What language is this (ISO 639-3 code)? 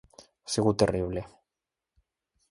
cat